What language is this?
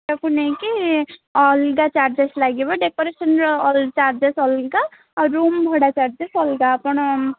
Odia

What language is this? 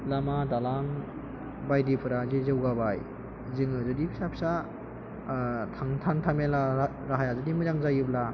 Bodo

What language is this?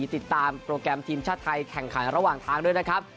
Thai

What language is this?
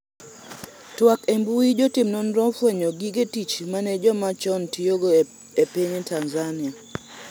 Luo (Kenya and Tanzania)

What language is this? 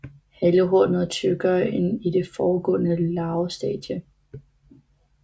Danish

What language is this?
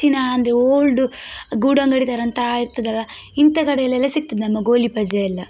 Kannada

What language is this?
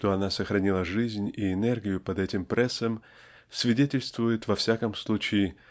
Russian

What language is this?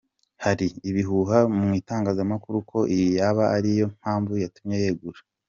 Kinyarwanda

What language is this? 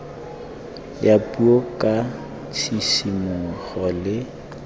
Tswana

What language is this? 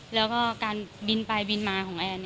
Thai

